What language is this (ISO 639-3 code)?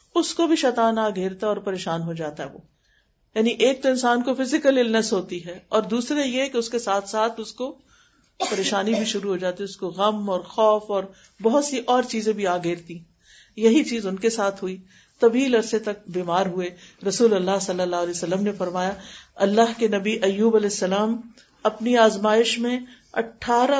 urd